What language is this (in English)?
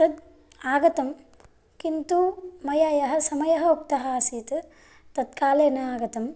Sanskrit